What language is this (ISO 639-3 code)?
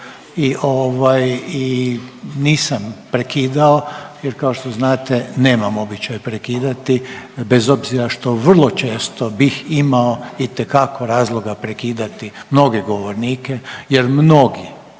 hrv